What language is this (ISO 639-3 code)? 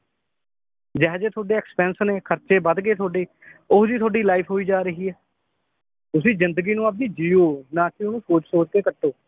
pan